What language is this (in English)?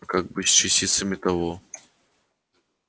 Russian